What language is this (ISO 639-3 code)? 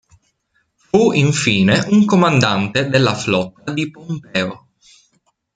ita